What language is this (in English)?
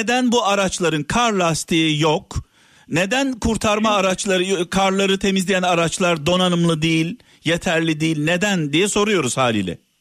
Turkish